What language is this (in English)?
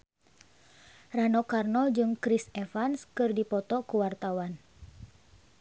Sundanese